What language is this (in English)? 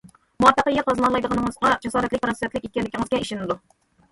Uyghur